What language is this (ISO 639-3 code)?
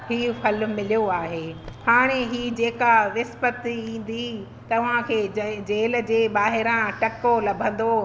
snd